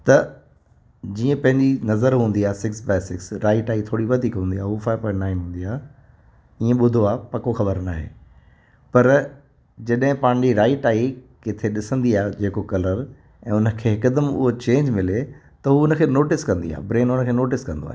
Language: Sindhi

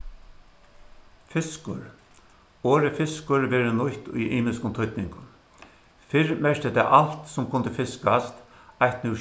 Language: Faroese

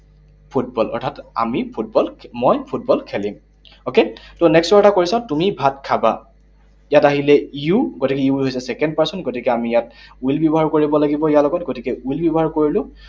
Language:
Assamese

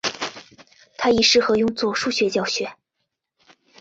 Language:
Chinese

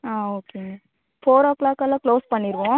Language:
Tamil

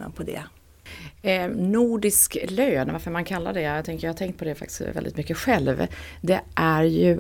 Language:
Swedish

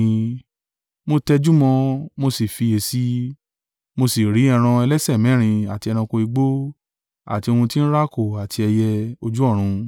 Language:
Yoruba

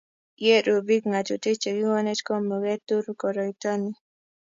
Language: Kalenjin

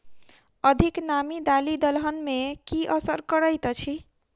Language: Maithili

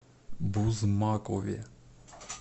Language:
Russian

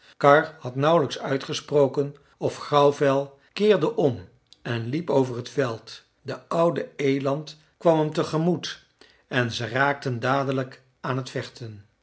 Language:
Dutch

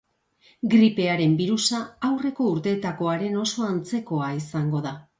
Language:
Basque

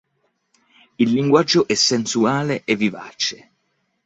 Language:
Italian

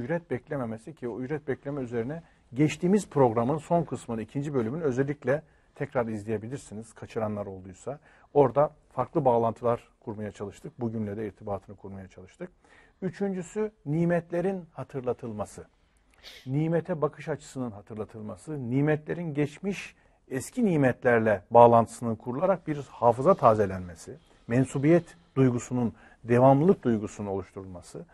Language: Turkish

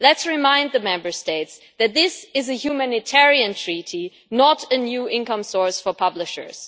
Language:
English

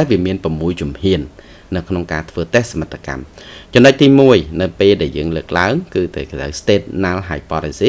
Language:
Vietnamese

